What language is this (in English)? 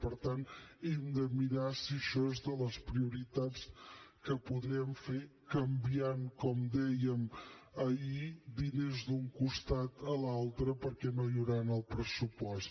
Catalan